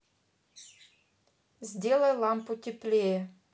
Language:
Russian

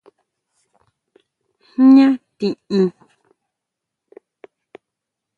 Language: Huautla Mazatec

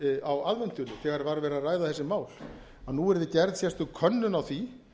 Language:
Icelandic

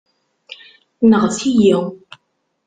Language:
Kabyle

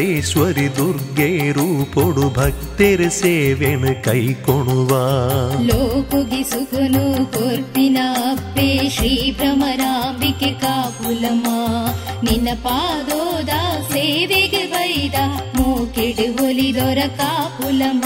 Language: Kannada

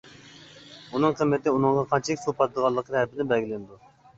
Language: Uyghur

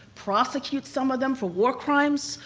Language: English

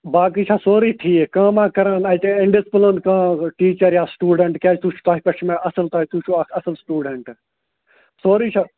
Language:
Kashmiri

